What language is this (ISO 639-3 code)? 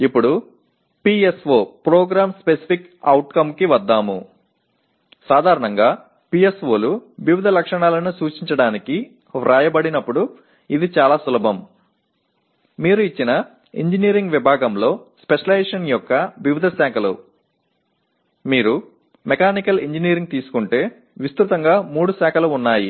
tel